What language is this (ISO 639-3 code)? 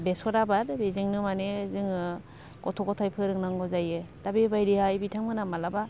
brx